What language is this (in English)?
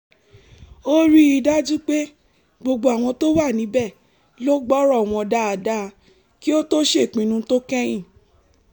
Yoruba